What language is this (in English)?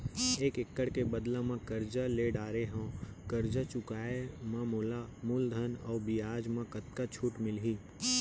Chhattisgarhi